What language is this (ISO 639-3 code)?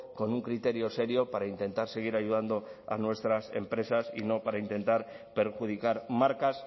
spa